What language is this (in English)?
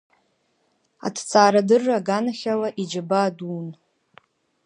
Abkhazian